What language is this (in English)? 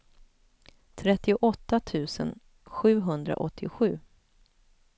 Swedish